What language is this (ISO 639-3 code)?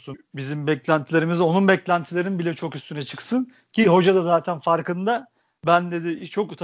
tur